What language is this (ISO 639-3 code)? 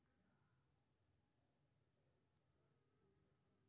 mai